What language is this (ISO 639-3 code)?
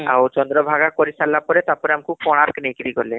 ori